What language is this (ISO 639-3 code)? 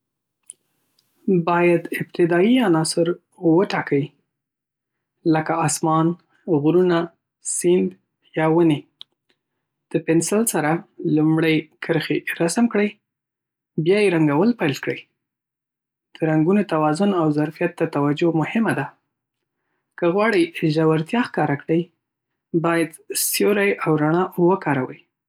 pus